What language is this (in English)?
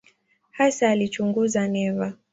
Swahili